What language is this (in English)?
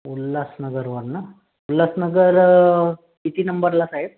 Marathi